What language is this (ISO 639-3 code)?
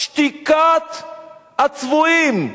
heb